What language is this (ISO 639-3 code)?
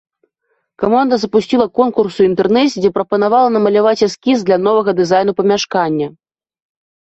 bel